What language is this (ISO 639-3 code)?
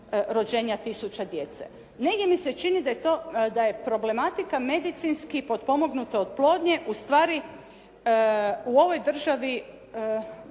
hrv